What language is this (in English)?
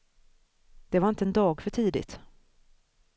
Swedish